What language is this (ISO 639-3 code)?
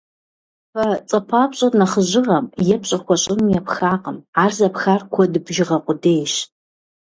kbd